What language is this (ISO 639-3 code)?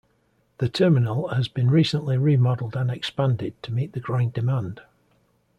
eng